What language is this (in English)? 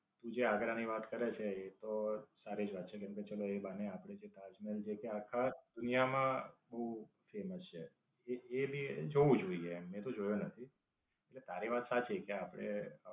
Gujarati